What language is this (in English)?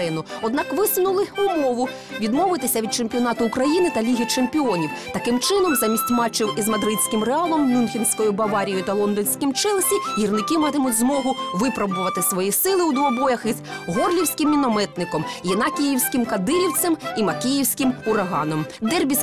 Ukrainian